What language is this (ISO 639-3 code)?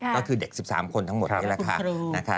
tha